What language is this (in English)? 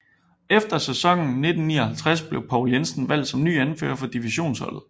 Danish